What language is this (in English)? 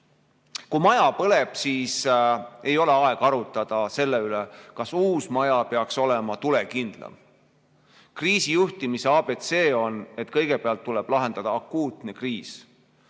Estonian